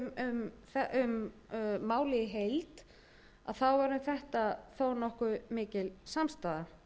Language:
Icelandic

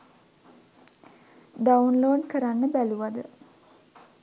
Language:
Sinhala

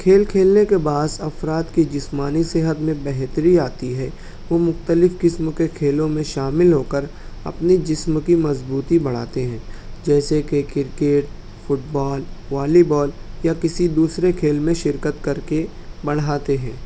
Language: Urdu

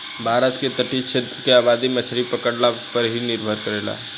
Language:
Bhojpuri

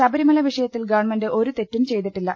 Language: Malayalam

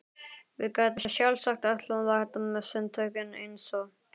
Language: Icelandic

